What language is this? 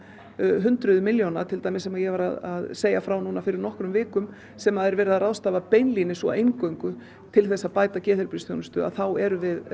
Icelandic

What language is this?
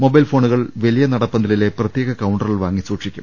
Malayalam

